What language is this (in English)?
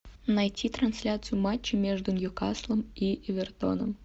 Russian